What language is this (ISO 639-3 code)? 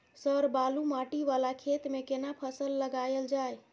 mai